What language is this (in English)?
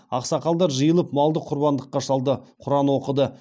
Kazakh